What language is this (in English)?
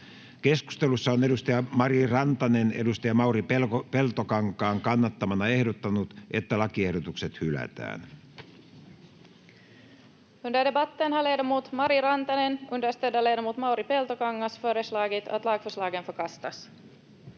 Finnish